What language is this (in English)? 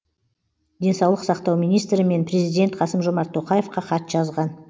Kazakh